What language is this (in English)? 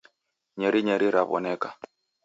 Taita